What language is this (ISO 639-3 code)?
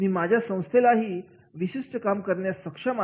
mar